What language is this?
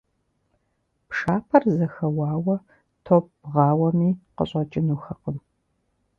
Kabardian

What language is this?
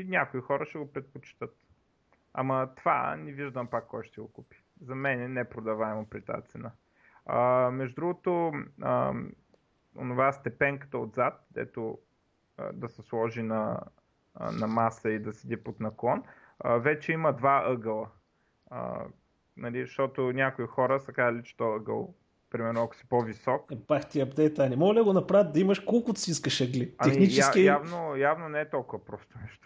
Bulgarian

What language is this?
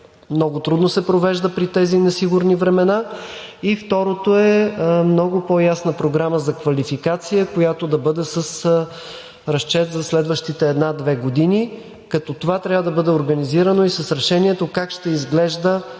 Bulgarian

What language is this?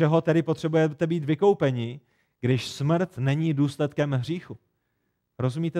Czech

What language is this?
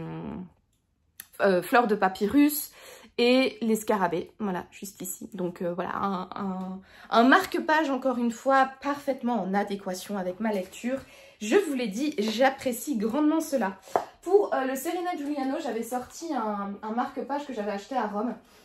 French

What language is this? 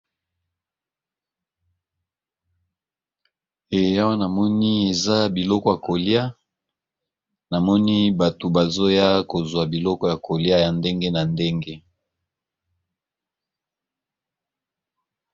Lingala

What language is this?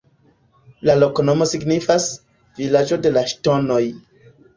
Esperanto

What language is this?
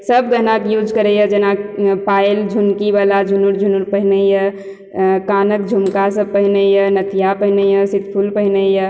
Maithili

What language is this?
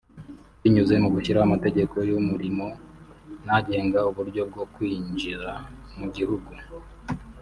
Kinyarwanda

